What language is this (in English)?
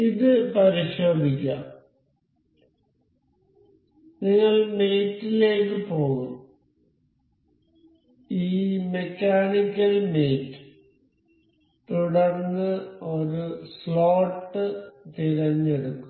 Malayalam